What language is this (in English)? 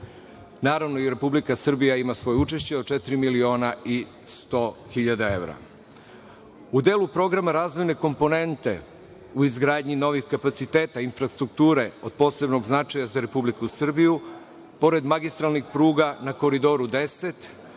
Serbian